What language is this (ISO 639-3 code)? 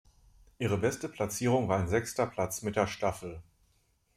deu